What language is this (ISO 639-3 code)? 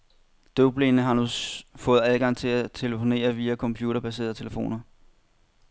dan